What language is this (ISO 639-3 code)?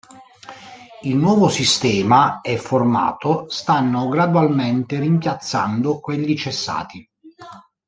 ita